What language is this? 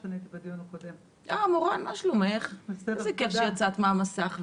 Hebrew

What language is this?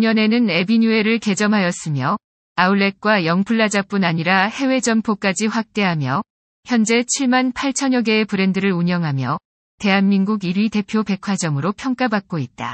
Korean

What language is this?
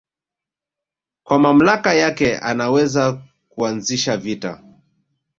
Swahili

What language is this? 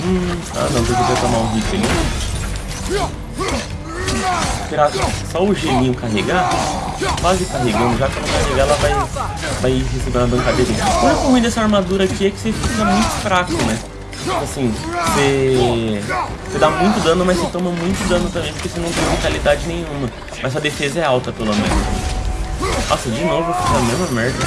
Portuguese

